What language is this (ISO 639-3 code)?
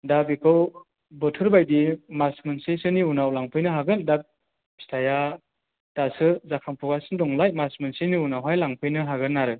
brx